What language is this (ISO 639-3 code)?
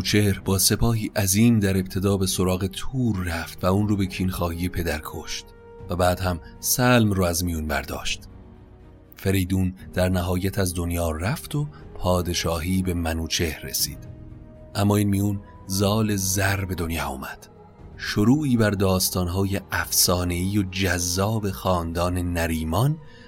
fas